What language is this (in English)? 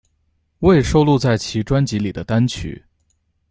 Chinese